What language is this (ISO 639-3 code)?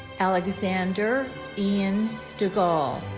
eng